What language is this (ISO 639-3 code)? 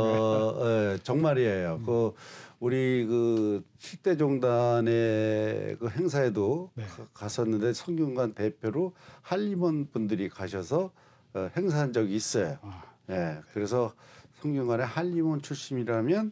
kor